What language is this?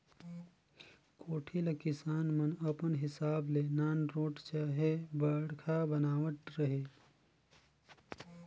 Chhattisgarhi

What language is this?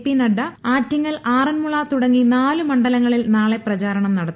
Malayalam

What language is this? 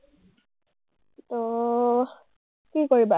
Assamese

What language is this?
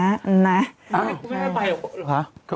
Thai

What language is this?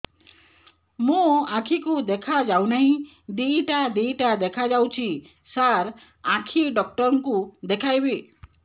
Odia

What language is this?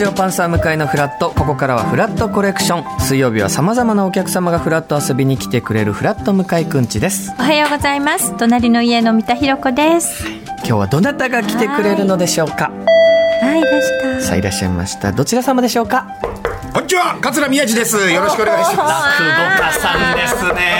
Japanese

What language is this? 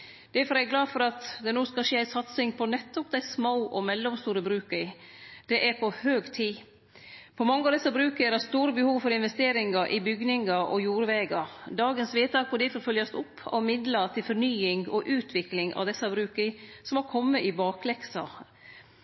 Norwegian Nynorsk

